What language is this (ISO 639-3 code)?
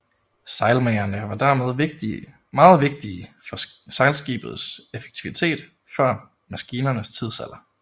dan